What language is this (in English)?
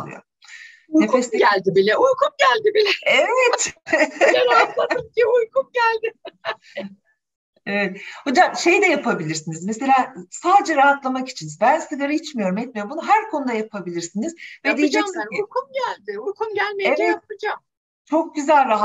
Turkish